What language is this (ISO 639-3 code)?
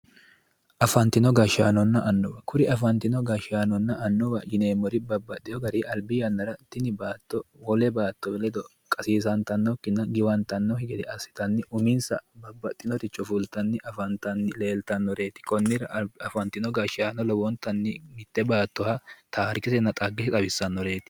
sid